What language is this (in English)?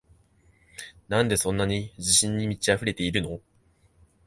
Japanese